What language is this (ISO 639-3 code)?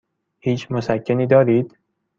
fas